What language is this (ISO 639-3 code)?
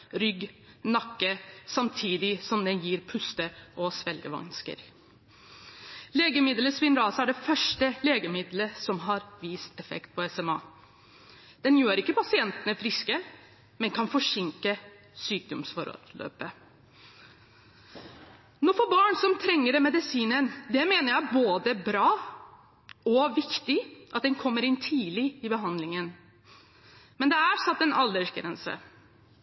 nob